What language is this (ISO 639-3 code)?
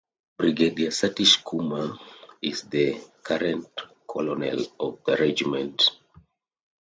eng